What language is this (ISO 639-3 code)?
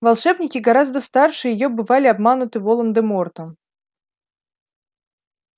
rus